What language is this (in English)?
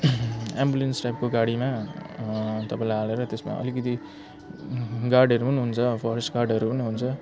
Nepali